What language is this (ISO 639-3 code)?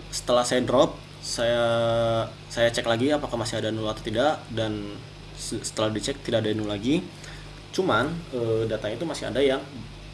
ind